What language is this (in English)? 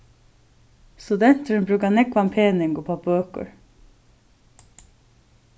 Faroese